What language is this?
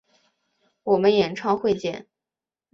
Chinese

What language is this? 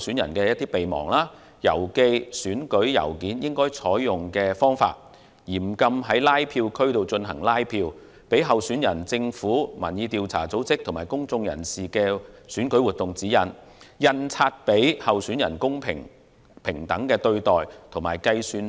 Cantonese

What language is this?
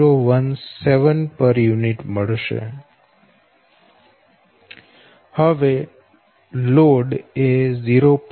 Gujarati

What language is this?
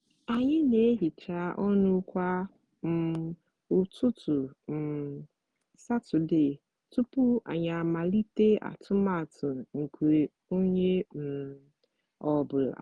Igbo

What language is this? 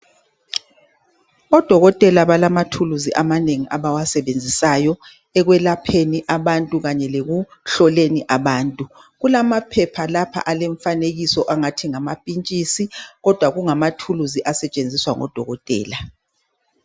North Ndebele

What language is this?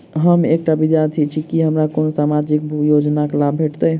Maithili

